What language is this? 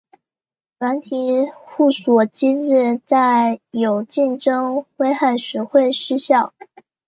Chinese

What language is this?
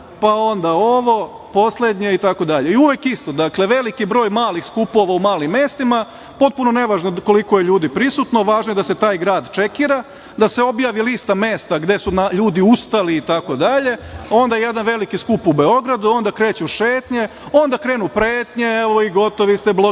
Serbian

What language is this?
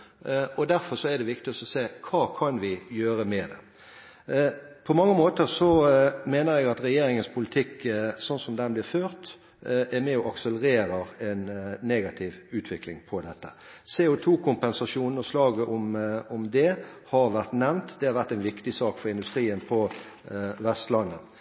Norwegian Bokmål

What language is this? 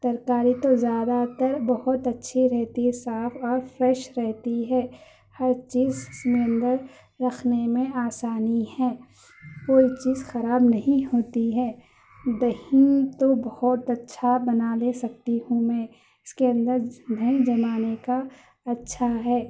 Urdu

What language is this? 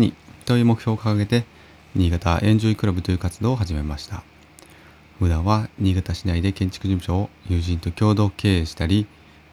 Japanese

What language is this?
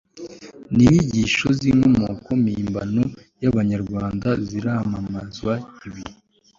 Kinyarwanda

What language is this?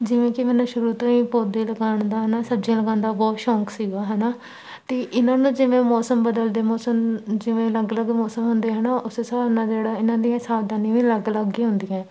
Punjabi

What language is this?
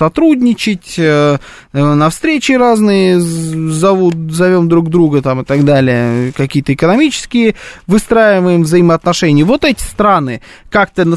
Russian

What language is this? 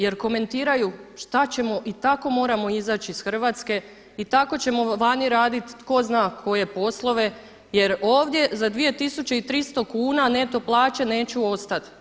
Croatian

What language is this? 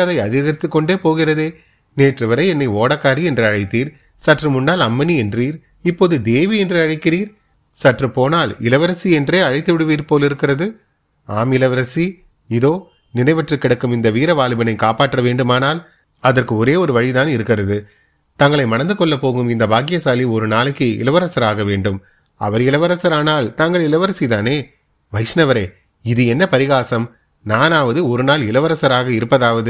Tamil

